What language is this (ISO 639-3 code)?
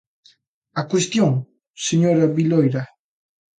glg